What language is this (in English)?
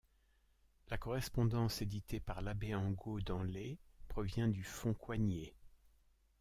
French